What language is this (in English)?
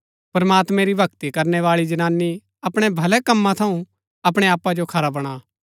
Gaddi